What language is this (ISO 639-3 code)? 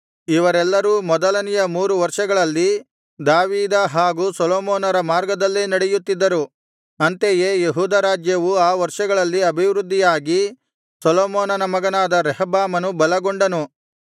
kan